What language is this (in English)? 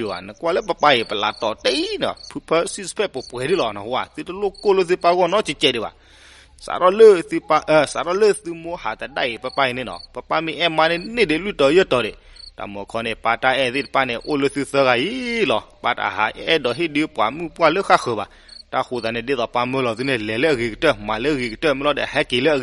Thai